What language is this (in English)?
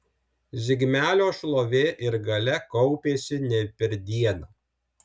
Lithuanian